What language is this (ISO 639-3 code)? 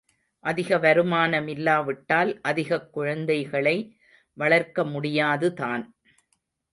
tam